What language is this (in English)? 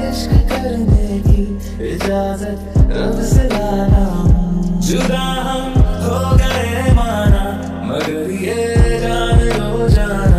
Arabic